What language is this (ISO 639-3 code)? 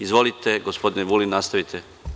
srp